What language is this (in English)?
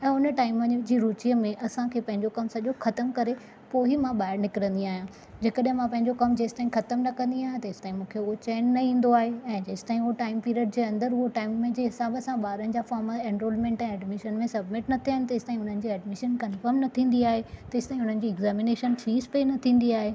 Sindhi